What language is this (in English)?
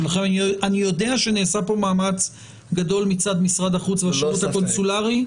Hebrew